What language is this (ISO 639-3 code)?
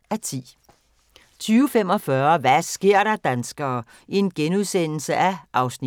dan